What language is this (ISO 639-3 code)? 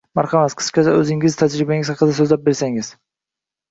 uzb